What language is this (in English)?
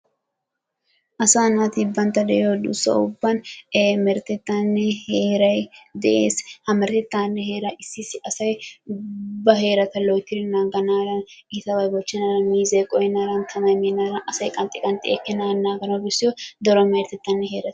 Wolaytta